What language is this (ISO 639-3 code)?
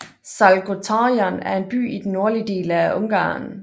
dan